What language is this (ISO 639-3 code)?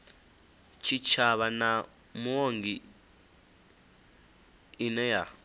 ven